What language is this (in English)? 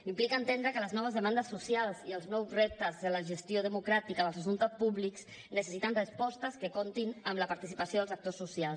Catalan